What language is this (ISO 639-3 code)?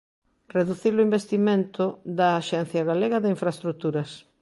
glg